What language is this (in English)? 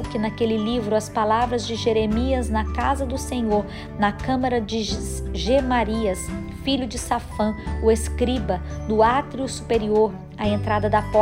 Portuguese